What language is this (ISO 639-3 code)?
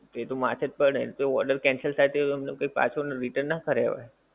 guj